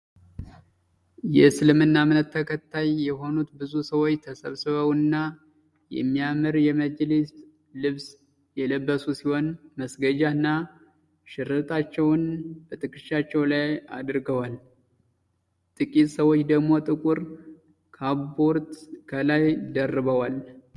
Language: Amharic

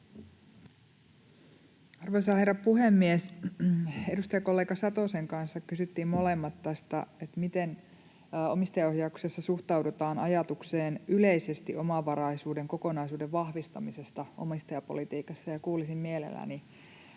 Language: Finnish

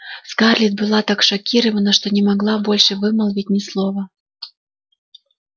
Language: Russian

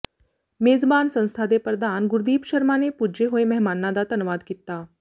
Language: Punjabi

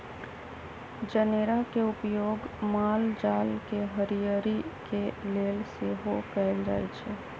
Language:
Magahi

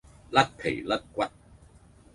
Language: Cantonese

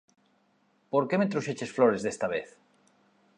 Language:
Galician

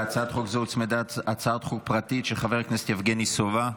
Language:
Hebrew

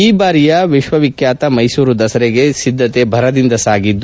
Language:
Kannada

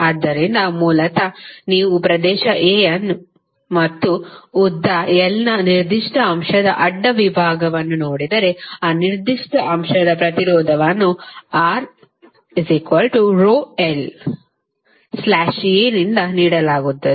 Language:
Kannada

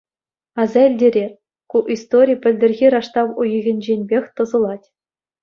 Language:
Chuvash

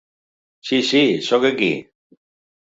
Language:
Catalan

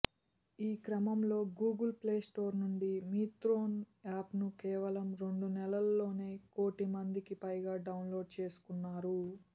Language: Telugu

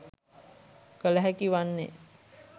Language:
Sinhala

